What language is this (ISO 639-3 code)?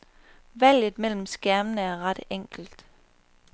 dan